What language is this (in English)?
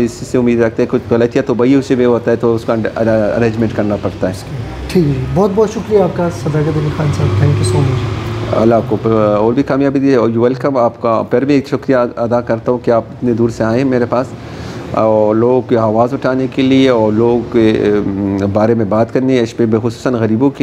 Hindi